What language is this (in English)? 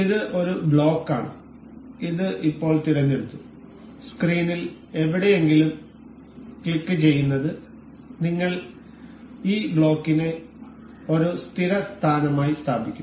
Malayalam